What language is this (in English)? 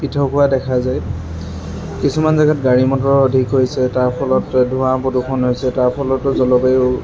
Assamese